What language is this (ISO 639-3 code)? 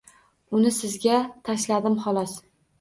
uzb